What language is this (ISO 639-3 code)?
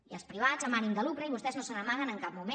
cat